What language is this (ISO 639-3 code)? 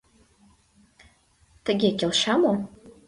chm